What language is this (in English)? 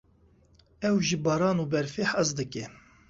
Kurdish